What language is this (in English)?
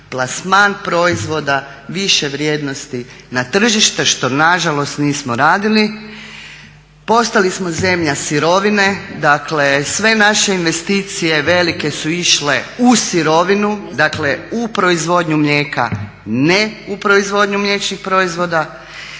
Croatian